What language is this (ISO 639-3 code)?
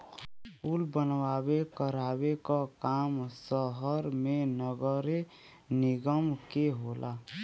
bho